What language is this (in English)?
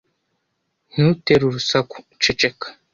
Kinyarwanda